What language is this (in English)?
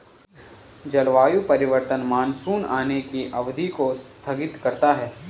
Hindi